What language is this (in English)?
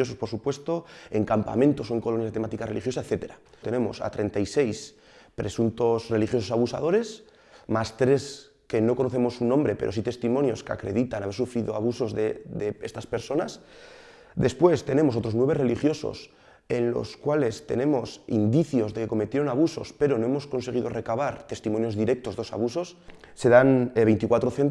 Spanish